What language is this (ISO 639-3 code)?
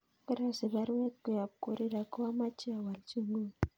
kln